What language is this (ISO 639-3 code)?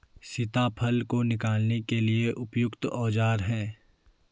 hin